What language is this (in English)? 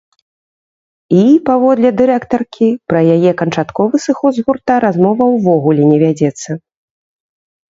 Belarusian